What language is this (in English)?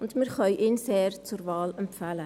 Swiss German